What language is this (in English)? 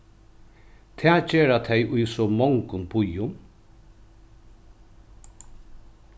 Faroese